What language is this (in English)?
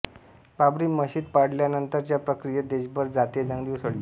Marathi